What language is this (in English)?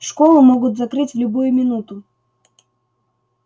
Russian